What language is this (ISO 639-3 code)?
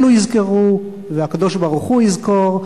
heb